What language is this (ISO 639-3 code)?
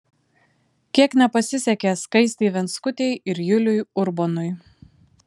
lit